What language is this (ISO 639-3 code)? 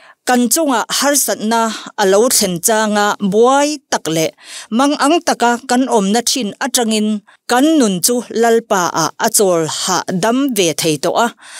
tha